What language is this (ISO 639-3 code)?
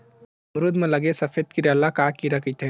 hne